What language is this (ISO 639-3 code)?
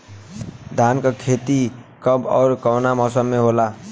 bho